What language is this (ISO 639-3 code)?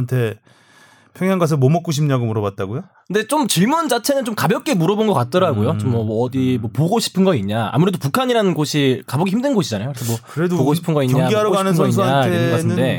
kor